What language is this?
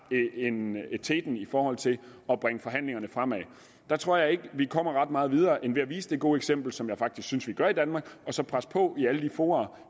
Danish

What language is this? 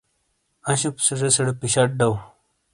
Shina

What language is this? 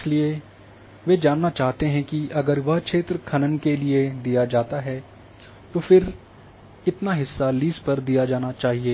Hindi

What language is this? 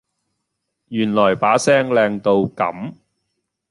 Cantonese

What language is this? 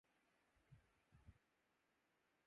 Urdu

